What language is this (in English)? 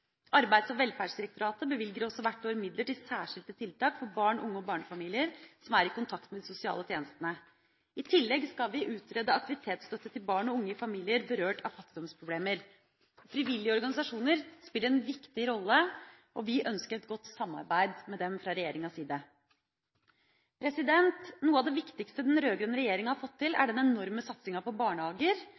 Norwegian Bokmål